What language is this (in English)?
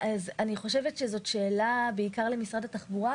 Hebrew